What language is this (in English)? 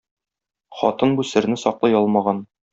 Tatar